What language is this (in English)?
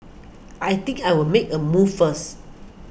English